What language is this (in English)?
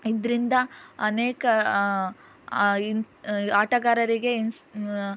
Kannada